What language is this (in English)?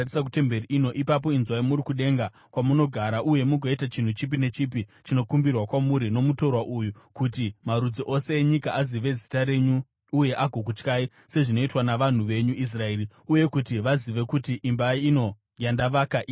Shona